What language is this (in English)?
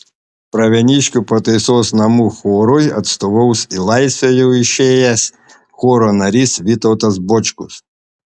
Lithuanian